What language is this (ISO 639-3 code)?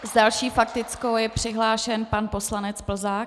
ces